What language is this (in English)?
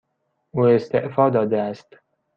Persian